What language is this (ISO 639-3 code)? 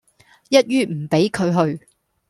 yue